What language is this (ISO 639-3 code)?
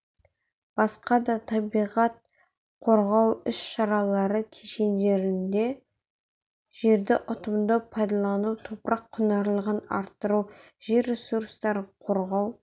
kaz